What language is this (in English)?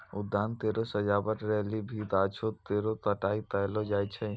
Maithili